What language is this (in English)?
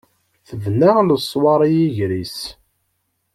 Kabyle